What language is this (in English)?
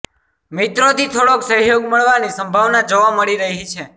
Gujarati